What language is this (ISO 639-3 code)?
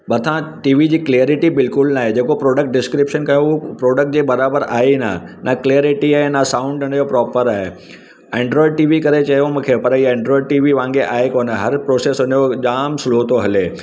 snd